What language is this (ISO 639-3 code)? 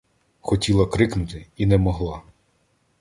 ukr